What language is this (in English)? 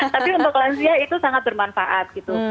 Indonesian